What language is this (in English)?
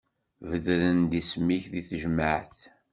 Kabyle